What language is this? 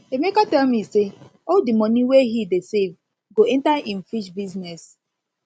Nigerian Pidgin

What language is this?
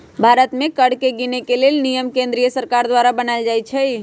Magahi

